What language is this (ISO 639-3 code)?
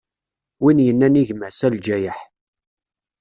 kab